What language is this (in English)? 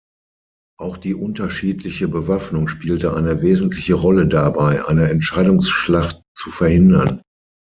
German